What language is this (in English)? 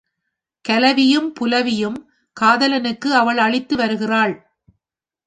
Tamil